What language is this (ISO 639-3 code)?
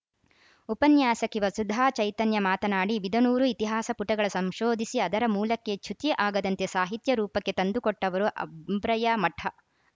kan